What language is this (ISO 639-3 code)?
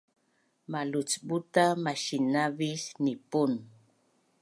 bnn